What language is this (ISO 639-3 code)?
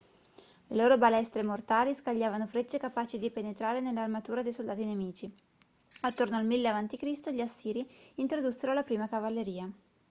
ita